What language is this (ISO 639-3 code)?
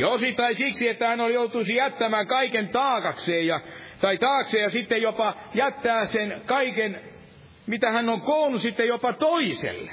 fin